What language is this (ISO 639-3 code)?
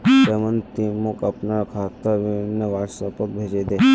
mag